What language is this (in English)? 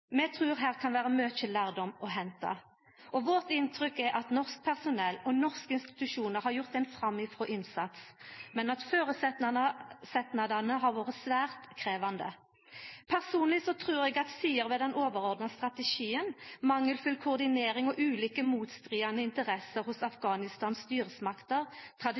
Norwegian Nynorsk